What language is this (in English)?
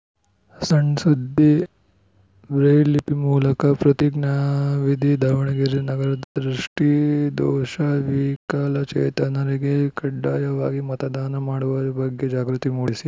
Kannada